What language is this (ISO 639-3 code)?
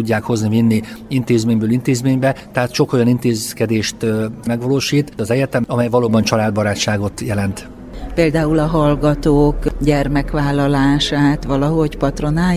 hun